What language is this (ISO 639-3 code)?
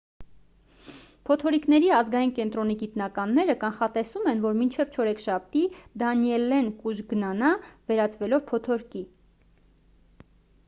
hye